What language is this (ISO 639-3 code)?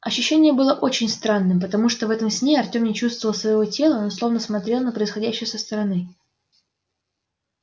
rus